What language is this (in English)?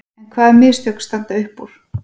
Icelandic